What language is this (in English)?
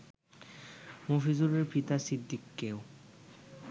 Bangla